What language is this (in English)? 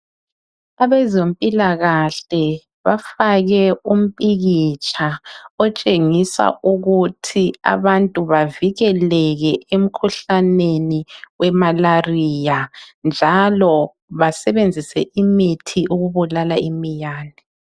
North Ndebele